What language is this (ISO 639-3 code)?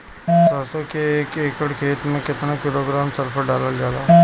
bho